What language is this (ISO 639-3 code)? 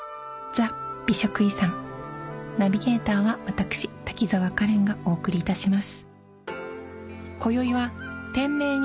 jpn